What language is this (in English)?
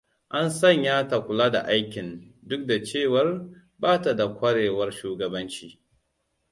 Hausa